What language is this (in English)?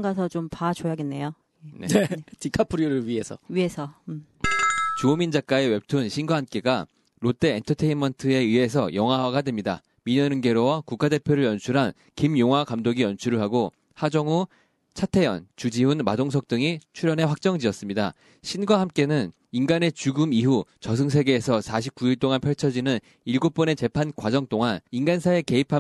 Korean